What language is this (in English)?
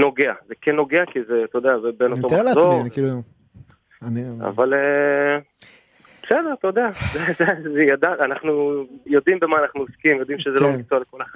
Hebrew